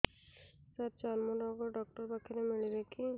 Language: Odia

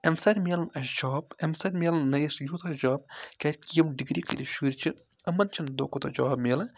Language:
Kashmiri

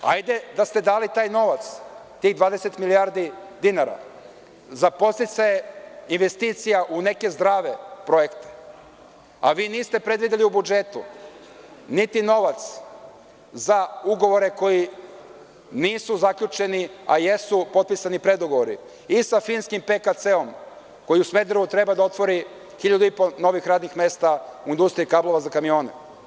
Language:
Serbian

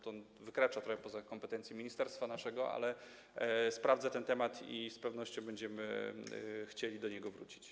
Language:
Polish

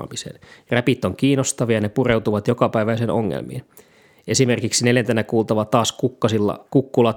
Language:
Finnish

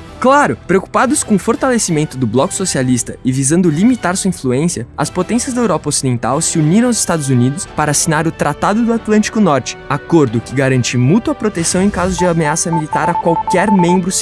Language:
Portuguese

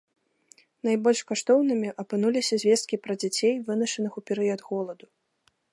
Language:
Belarusian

